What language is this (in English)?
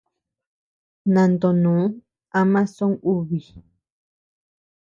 Tepeuxila Cuicatec